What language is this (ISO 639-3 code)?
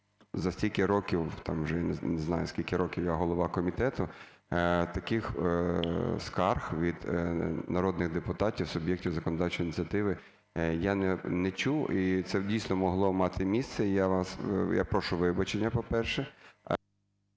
ukr